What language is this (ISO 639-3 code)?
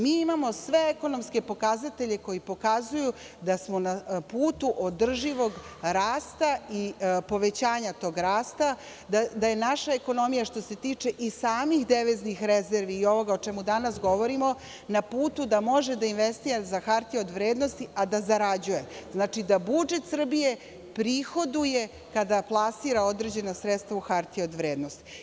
srp